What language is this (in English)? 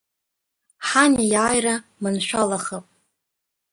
Abkhazian